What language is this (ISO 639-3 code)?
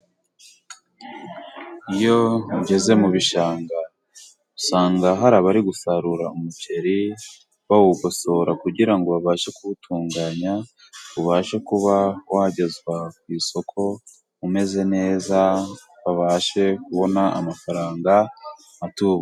kin